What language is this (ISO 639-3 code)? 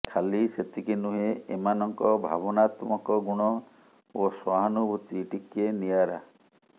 ori